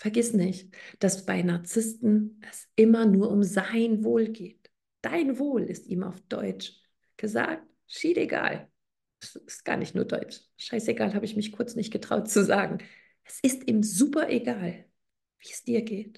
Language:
German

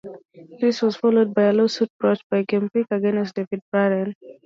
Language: English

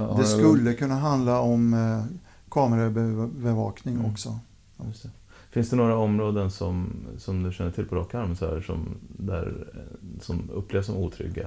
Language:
Swedish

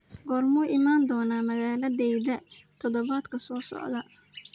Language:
Somali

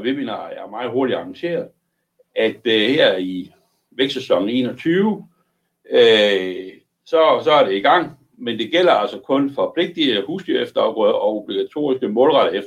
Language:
Danish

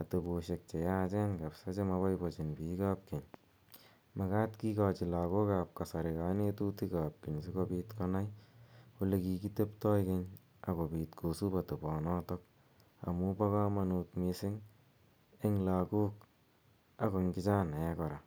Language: Kalenjin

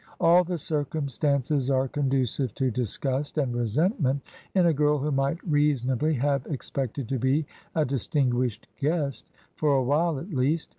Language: English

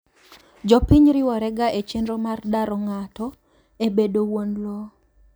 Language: Luo (Kenya and Tanzania)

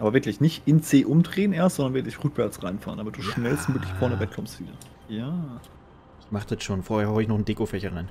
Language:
German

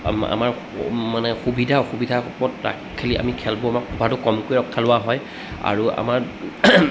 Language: Assamese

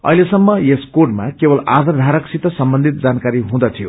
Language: Nepali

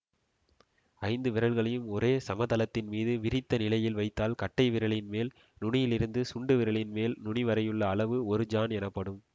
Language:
Tamil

